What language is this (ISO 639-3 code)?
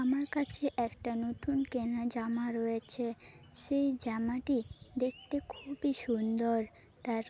ben